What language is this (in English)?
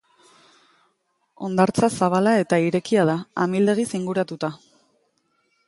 Basque